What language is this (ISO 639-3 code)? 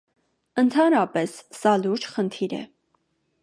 hye